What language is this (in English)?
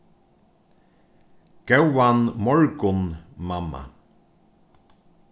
Faroese